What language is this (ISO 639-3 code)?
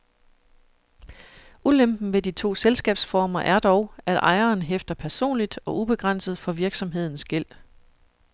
dan